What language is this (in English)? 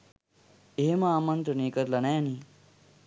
Sinhala